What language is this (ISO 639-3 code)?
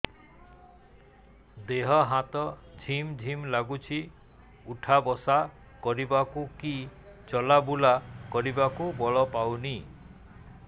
ori